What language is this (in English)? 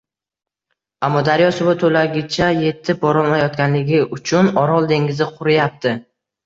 Uzbek